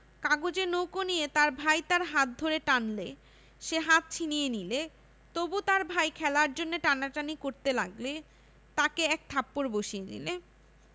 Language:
Bangla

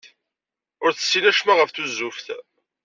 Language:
Kabyle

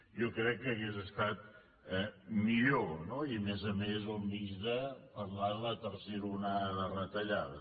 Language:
Catalan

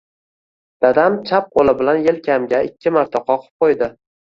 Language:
Uzbek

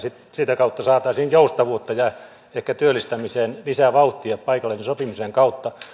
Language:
Finnish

